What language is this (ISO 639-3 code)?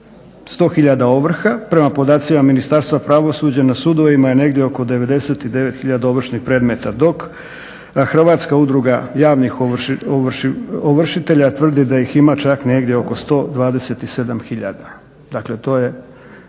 hrv